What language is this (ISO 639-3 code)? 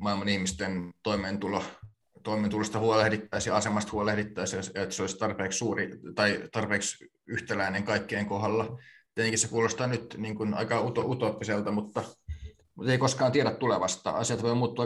fin